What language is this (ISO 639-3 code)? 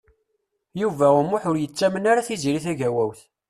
kab